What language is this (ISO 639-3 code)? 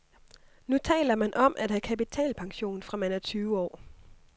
dan